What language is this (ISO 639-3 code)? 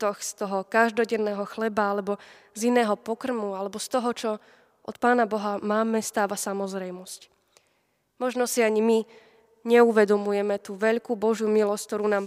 slk